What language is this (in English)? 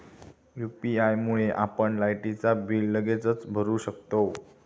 Marathi